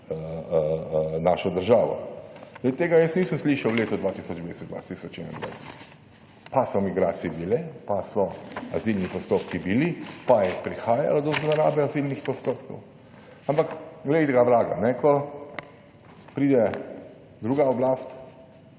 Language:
Slovenian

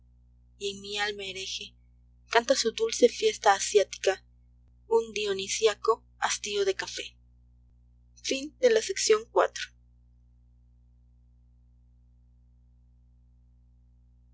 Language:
Spanish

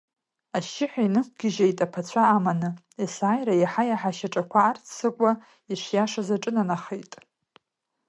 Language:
Abkhazian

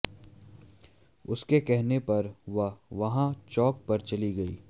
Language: Hindi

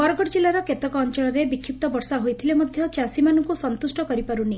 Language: Odia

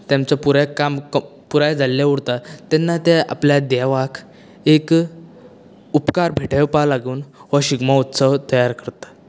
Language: Konkani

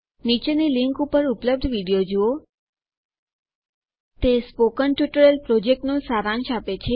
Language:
Gujarati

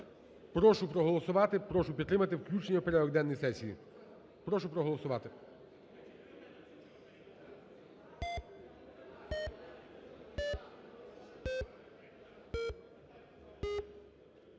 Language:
Ukrainian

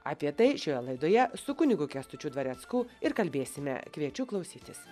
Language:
Lithuanian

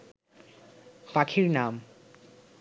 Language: Bangla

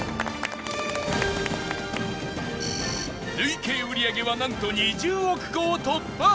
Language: Japanese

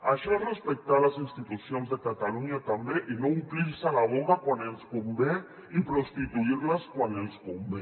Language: Catalan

